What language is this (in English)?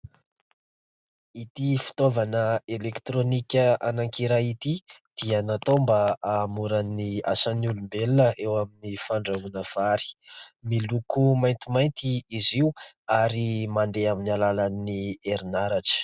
Malagasy